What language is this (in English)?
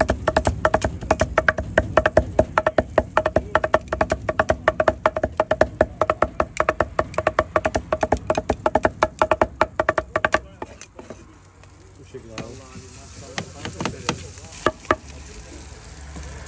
Turkish